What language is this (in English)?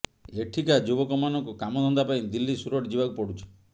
Odia